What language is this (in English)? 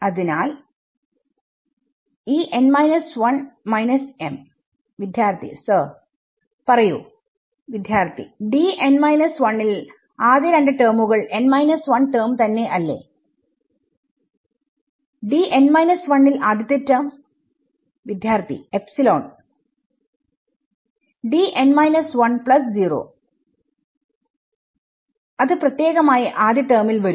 Malayalam